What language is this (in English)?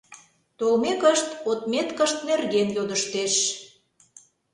Mari